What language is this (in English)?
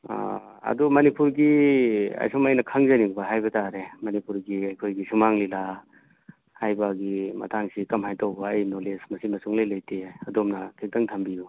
Manipuri